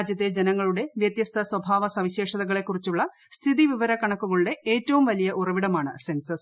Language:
Malayalam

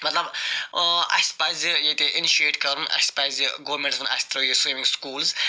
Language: Kashmiri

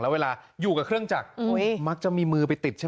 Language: Thai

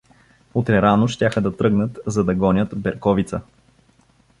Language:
Bulgarian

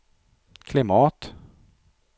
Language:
Swedish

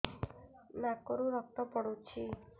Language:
Odia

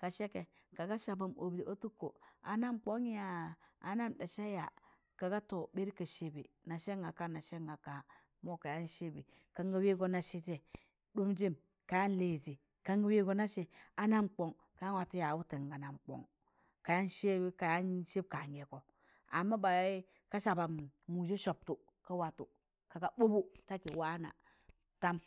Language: Tangale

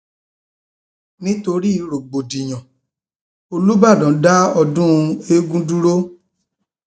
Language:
Yoruba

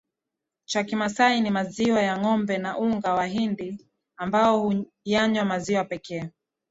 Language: Swahili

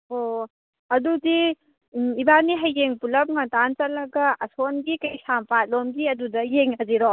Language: Manipuri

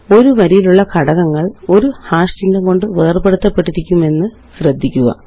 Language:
Malayalam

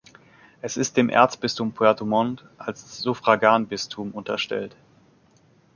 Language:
German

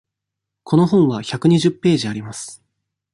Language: Japanese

